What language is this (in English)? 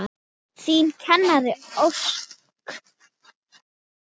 Icelandic